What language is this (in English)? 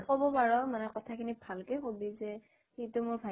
Assamese